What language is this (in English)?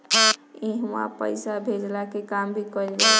Bhojpuri